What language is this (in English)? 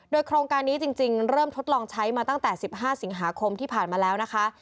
Thai